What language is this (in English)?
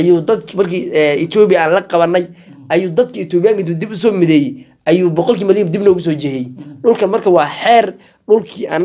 Arabic